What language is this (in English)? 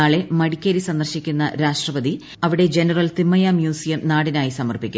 Malayalam